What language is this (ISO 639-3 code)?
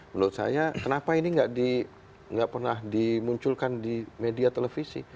ind